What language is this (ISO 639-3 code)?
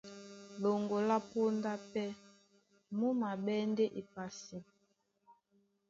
dua